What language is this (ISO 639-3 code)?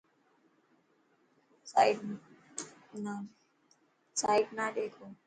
mki